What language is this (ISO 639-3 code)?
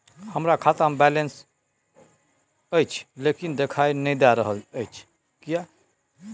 mai